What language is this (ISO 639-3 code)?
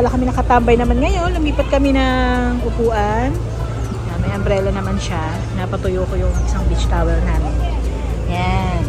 fil